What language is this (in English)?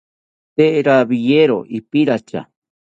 South Ucayali Ashéninka